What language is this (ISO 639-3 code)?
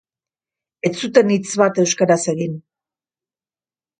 eus